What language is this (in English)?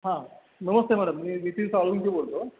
Marathi